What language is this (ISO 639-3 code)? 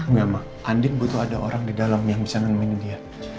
ind